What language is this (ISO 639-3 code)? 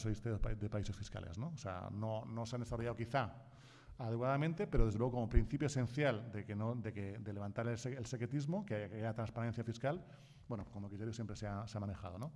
spa